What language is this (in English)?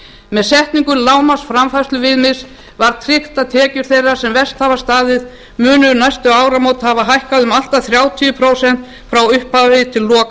Icelandic